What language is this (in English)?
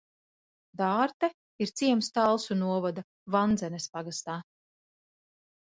Latvian